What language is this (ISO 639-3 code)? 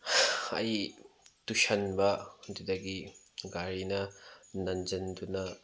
mni